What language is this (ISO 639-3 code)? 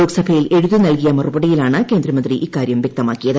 mal